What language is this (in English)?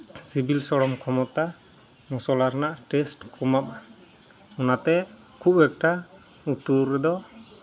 Santali